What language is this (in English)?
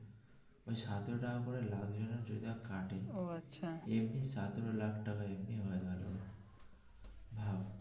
Bangla